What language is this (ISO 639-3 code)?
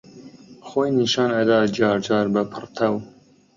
ckb